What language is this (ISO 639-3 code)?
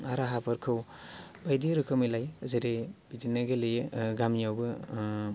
brx